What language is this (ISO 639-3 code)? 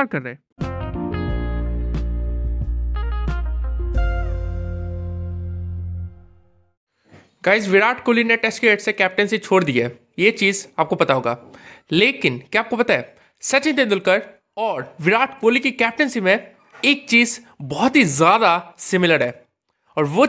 hin